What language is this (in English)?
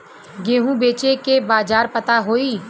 Bhojpuri